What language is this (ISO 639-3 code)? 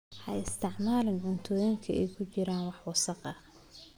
som